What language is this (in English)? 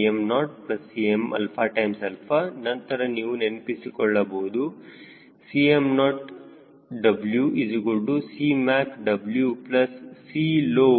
Kannada